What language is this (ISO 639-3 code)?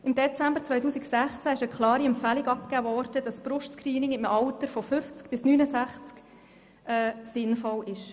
gsw